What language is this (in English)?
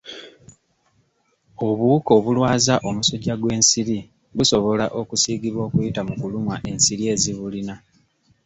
Ganda